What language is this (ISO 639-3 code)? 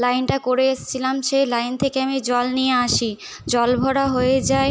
ben